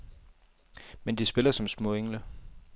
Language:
Danish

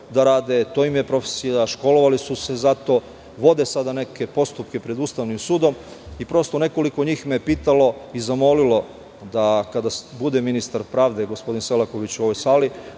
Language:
Serbian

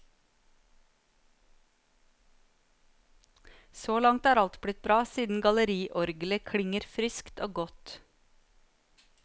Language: Norwegian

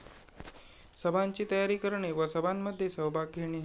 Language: Marathi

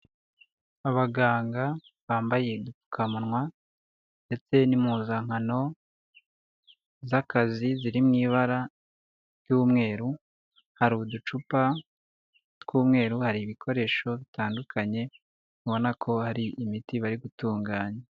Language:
Kinyarwanda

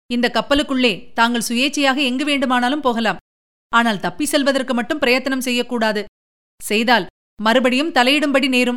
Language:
Tamil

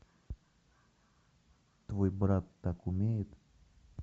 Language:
Russian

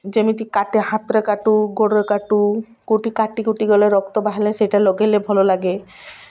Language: Odia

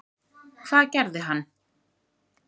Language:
Icelandic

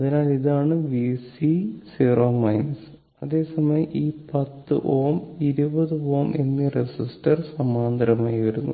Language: Malayalam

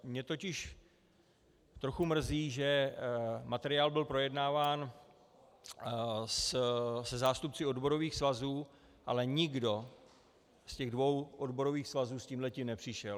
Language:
Czech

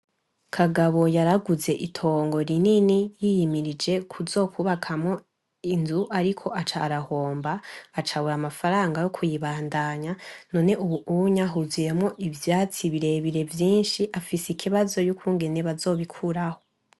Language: Rundi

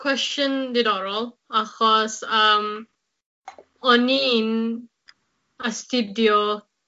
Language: Welsh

